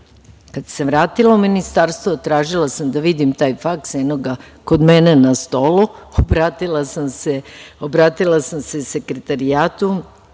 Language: Serbian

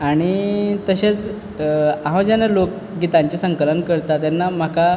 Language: Konkani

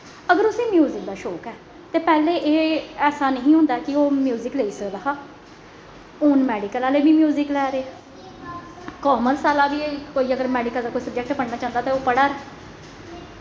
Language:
Dogri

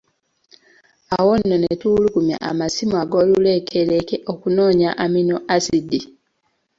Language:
Ganda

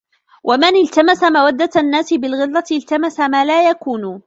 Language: Arabic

